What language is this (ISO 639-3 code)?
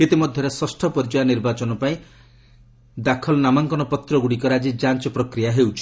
ori